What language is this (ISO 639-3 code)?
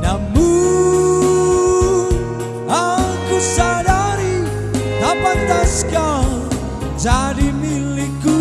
ind